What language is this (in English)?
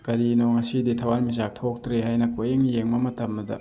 Manipuri